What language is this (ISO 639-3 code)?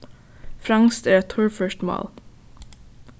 fao